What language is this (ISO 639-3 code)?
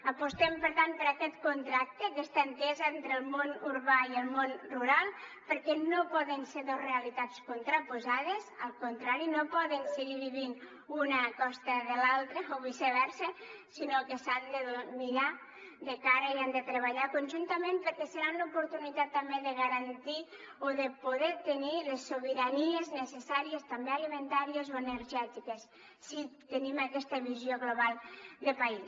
cat